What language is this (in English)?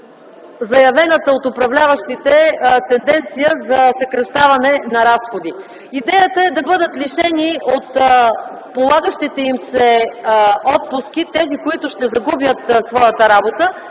Bulgarian